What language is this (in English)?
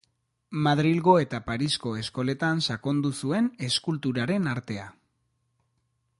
Basque